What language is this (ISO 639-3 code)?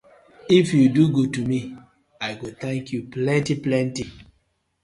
pcm